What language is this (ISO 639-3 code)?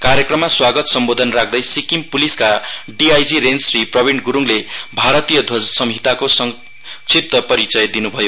nep